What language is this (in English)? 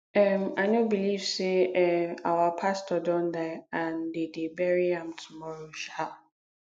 Nigerian Pidgin